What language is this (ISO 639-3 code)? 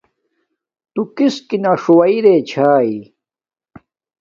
dmk